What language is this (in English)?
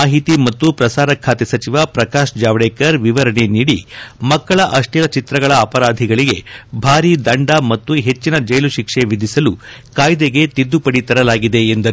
Kannada